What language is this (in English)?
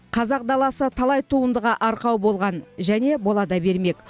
Kazakh